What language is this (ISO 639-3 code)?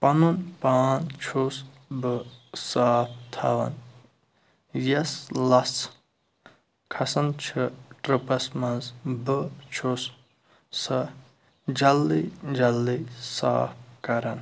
kas